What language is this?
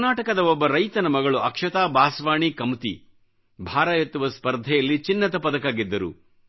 Kannada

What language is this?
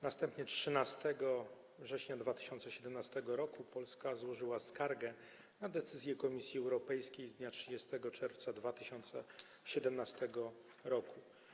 Polish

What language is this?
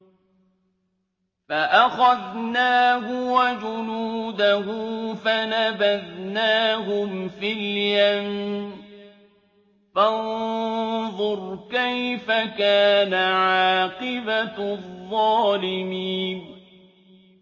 Arabic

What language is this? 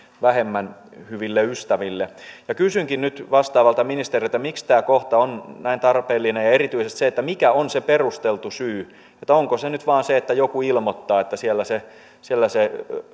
Finnish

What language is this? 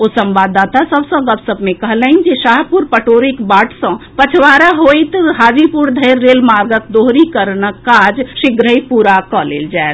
Maithili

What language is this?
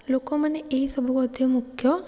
Odia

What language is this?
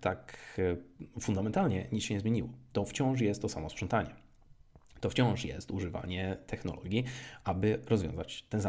Polish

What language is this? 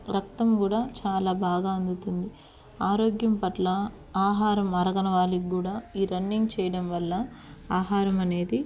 Telugu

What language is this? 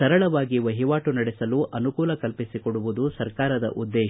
Kannada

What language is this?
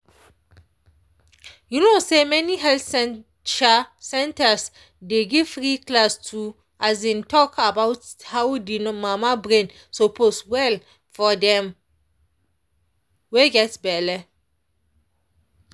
Nigerian Pidgin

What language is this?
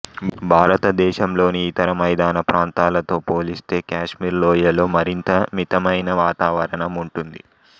Telugu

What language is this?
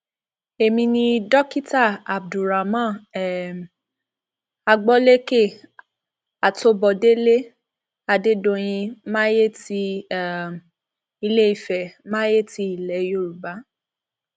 Yoruba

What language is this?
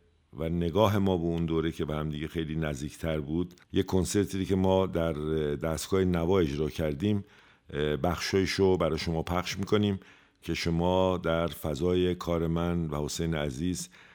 Persian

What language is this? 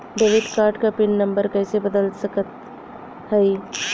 Bhojpuri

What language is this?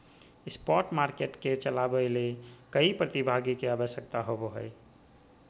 Magahi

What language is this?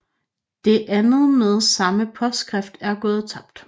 Danish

